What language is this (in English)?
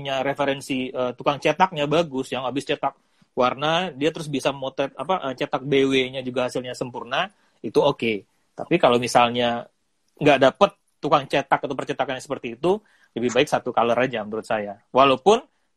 Indonesian